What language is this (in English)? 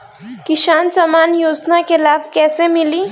Bhojpuri